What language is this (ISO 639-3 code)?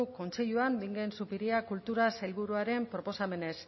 eus